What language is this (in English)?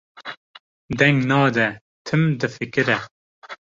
Kurdish